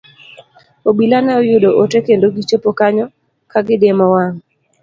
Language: Luo (Kenya and Tanzania)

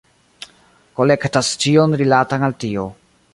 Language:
Esperanto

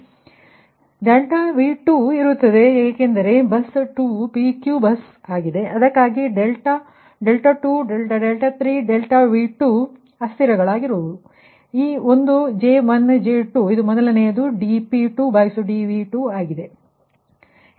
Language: Kannada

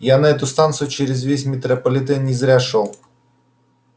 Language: Russian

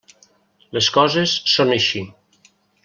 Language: Catalan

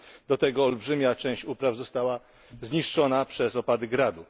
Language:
Polish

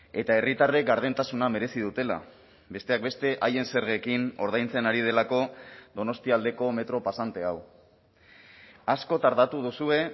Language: Basque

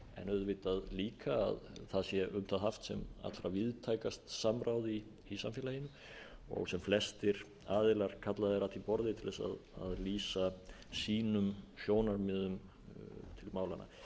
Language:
Icelandic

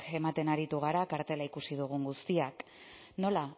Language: Basque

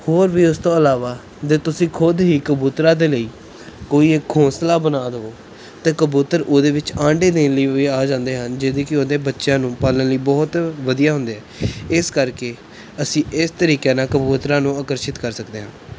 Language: Punjabi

